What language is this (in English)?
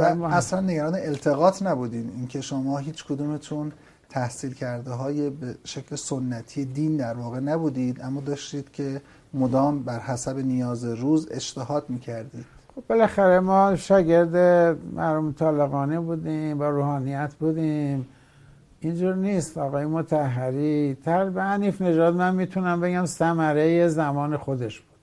Persian